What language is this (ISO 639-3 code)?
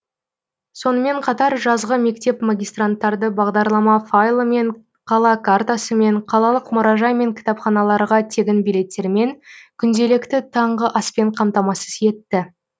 kaz